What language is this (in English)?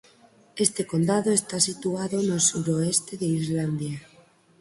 Galician